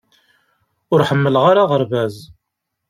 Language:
Kabyle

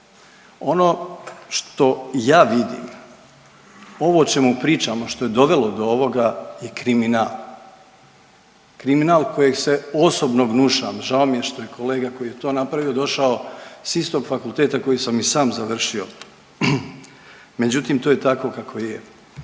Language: Croatian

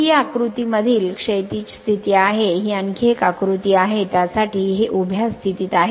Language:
Marathi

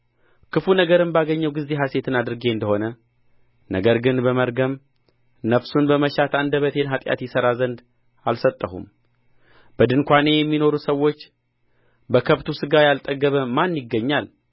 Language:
Amharic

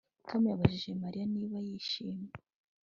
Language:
Kinyarwanda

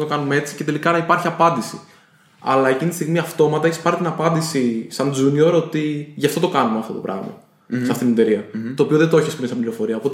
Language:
Greek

